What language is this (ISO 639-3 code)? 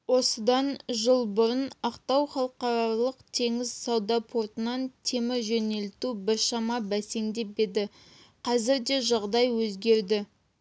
kaz